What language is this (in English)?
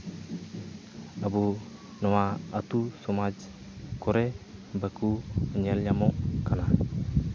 Santali